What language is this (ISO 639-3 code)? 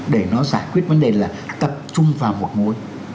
vie